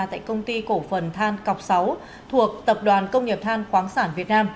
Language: Vietnamese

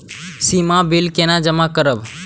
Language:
Maithili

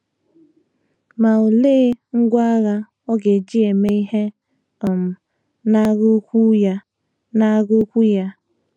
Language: Igbo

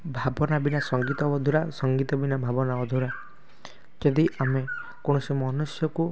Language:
Odia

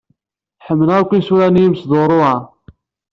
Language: Kabyle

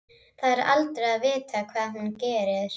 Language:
Icelandic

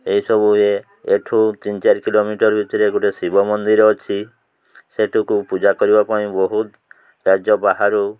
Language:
Odia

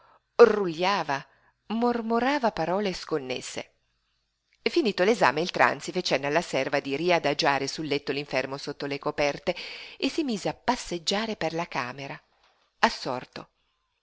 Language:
Italian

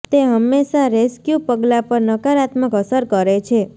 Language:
Gujarati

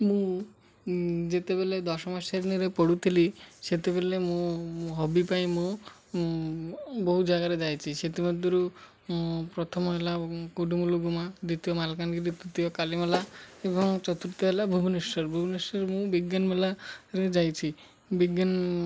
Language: Odia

